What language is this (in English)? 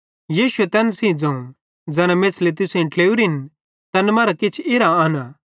Bhadrawahi